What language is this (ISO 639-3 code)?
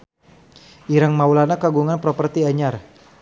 sun